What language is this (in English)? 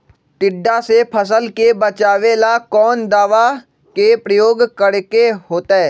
Magahi